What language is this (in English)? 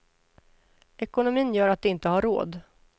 Swedish